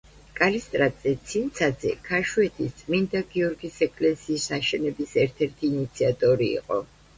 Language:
Georgian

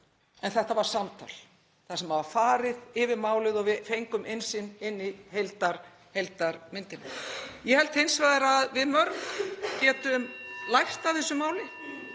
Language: Icelandic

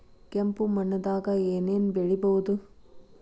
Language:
Kannada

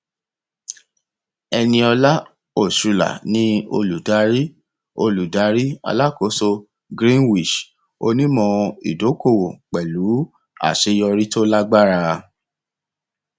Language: Yoruba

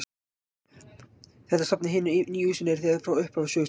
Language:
Icelandic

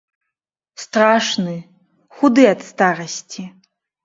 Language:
Belarusian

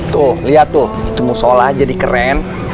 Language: Indonesian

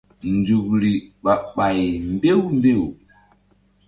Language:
Mbum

